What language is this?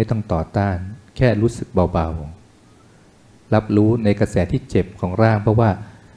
Thai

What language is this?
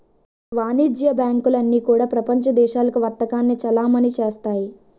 Telugu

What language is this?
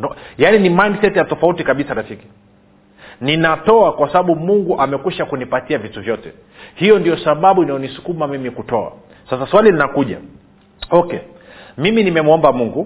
Swahili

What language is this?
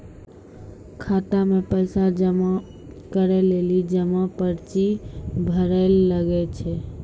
Maithili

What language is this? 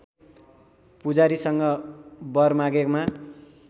Nepali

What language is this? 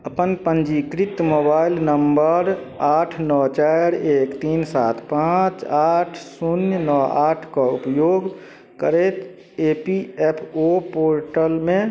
Maithili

